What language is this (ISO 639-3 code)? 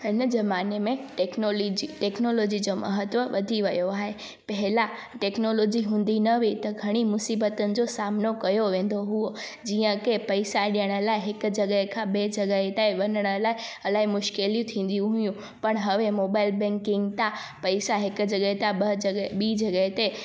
snd